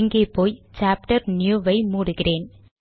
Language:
Tamil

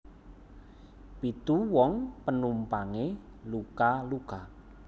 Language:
Javanese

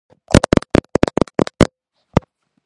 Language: Georgian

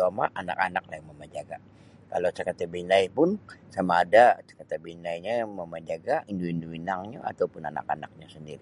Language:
Sabah Bisaya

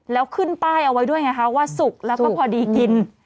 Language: Thai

